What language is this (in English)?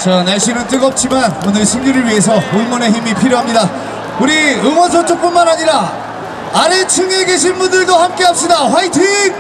Korean